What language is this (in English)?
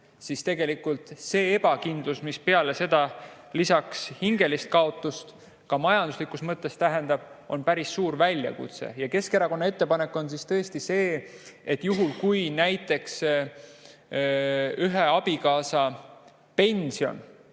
Estonian